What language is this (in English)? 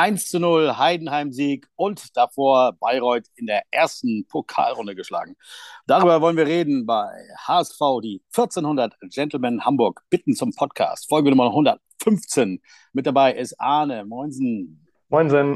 German